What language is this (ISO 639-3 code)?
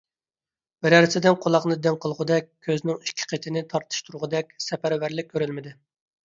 uig